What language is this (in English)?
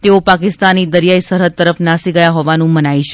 Gujarati